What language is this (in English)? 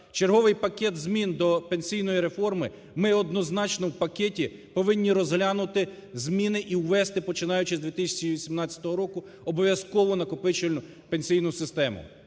Ukrainian